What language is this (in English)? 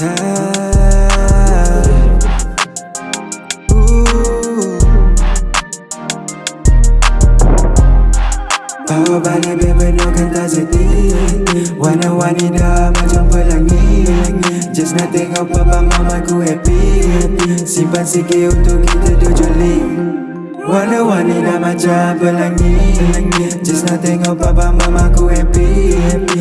Malay